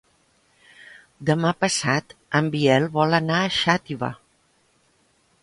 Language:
Catalan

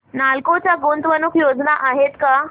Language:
Marathi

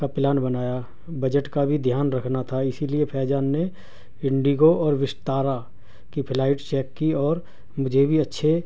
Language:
Urdu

